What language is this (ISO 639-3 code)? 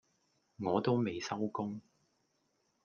yue